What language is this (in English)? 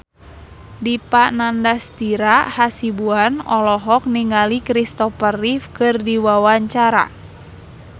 Sundanese